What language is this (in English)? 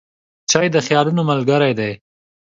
Pashto